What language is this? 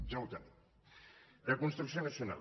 Catalan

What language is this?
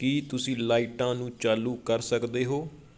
Punjabi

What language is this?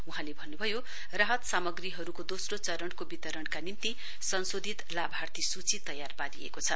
Nepali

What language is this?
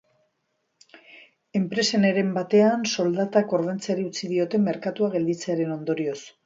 Basque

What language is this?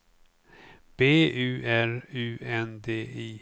Swedish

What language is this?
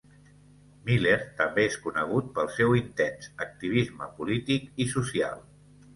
Catalan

